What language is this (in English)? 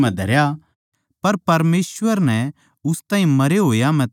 Haryanvi